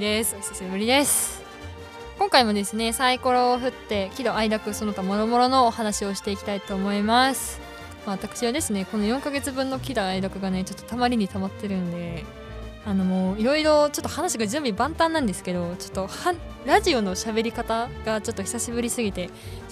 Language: Japanese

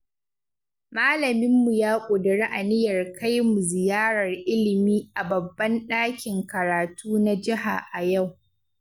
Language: Hausa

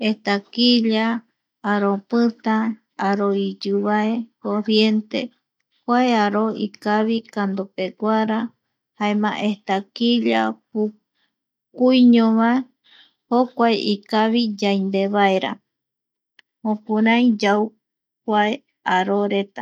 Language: Eastern Bolivian Guaraní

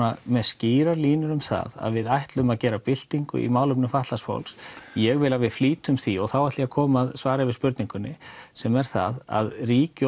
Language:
Icelandic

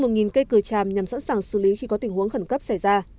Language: Vietnamese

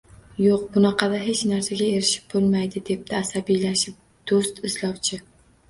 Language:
Uzbek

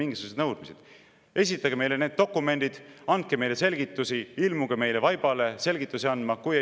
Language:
Estonian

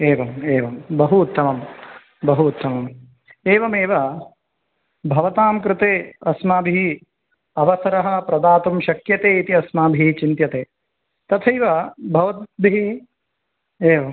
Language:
Sanskrit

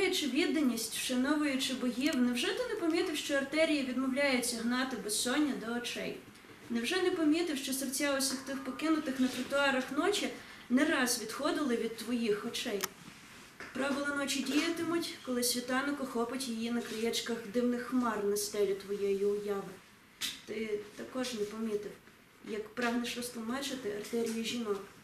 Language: Russian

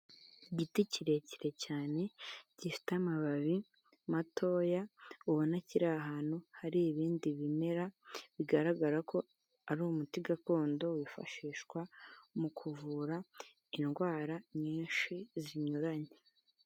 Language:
Kinyarwanda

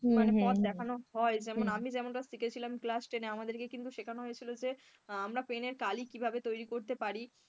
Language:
Bangla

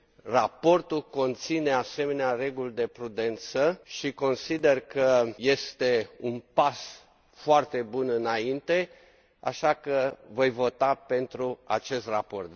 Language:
Romanian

